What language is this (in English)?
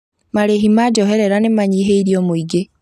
Kikuyu